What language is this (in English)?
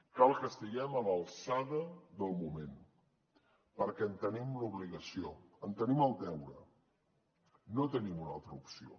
Catalan